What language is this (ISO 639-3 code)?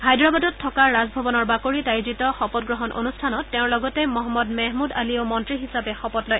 asm